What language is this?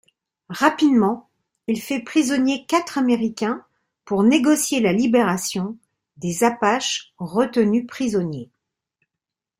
French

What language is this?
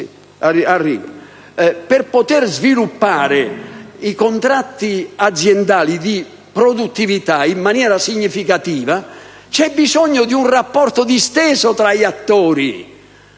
Italian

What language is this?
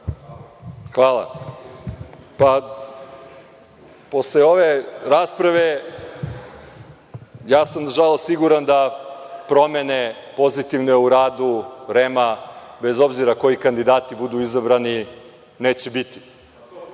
Serbian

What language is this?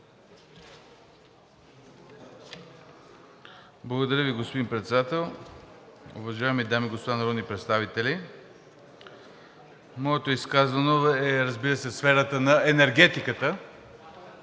Bulgarian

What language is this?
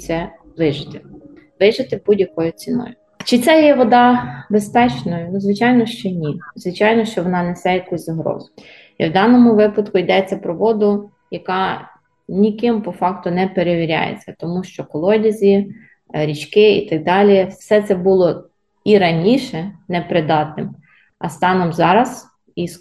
Ukrainian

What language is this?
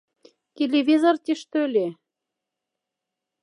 Moksha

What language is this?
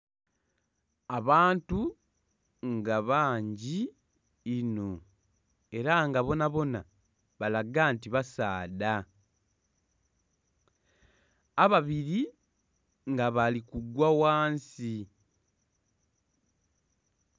Soga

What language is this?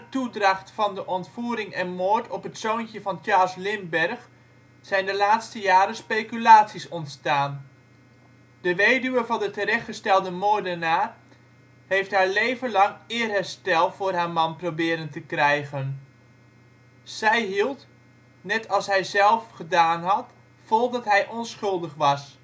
Dutch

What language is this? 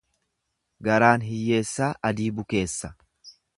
Oromo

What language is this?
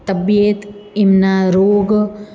Gujarati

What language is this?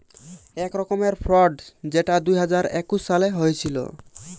Bangla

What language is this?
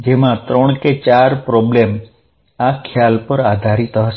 Gujarati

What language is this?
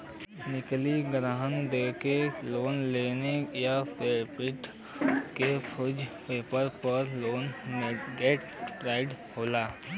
Bhojpuri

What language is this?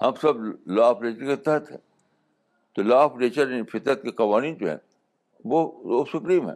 Urdu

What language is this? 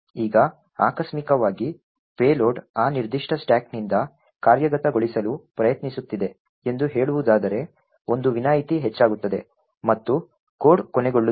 Kannada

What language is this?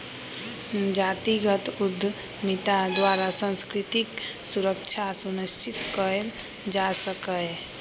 Magahi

